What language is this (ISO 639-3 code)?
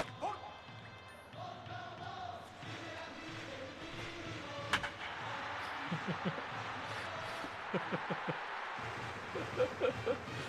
jpn